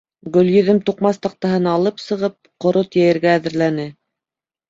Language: Bashkir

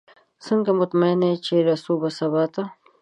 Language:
Pashto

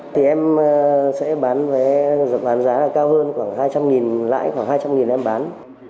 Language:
Vietnamese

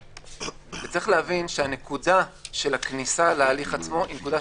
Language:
Hebrew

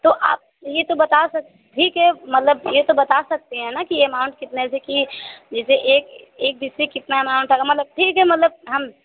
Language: Hindi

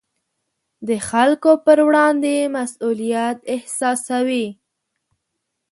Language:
Pashto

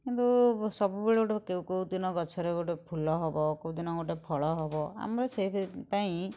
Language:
Odia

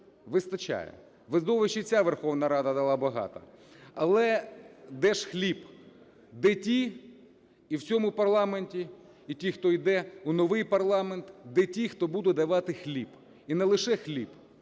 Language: Ukrainian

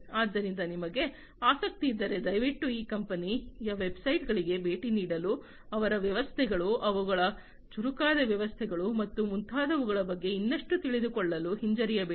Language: Kannada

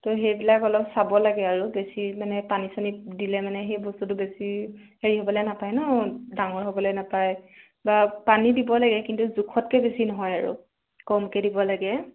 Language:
Assamese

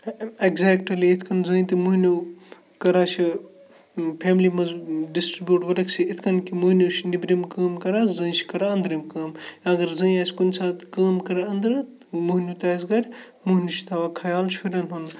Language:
Kashmiri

